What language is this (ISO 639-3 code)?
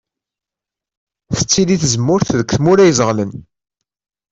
kab